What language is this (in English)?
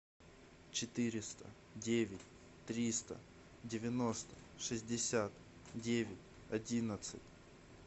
Russian